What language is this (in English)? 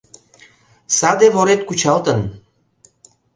Mari